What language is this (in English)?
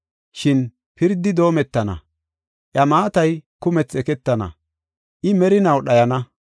Gofa